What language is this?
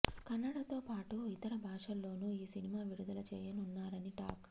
Telugu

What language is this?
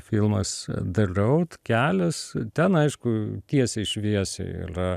Lithuanian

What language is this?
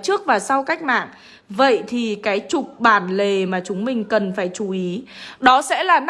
Vietnamese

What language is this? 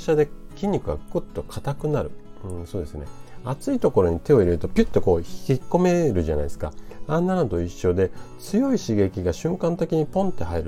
Japanese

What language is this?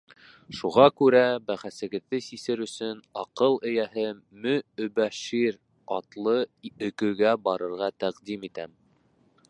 Bashkir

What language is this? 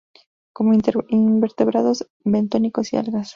Spanish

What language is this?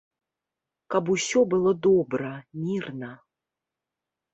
Belarusian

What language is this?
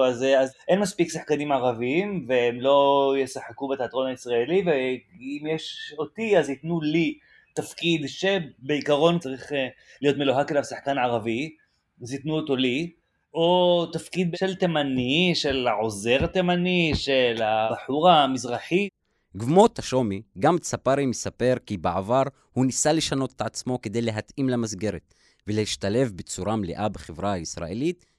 Hebrew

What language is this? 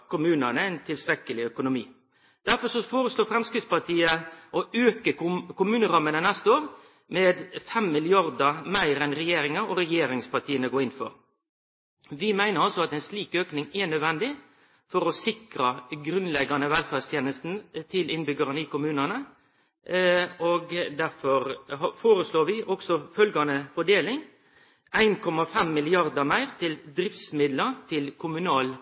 Norwegian Nynorsk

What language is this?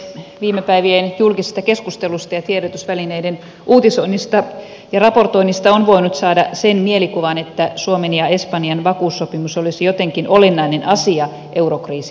Finnish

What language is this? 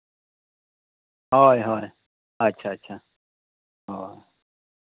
Santali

